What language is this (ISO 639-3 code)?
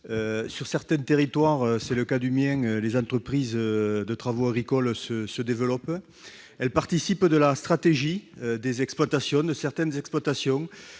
fra